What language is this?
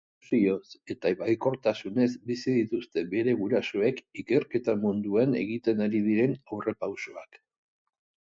Basque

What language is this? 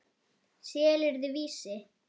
Icelandic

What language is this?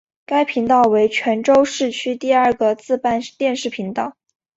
Chinese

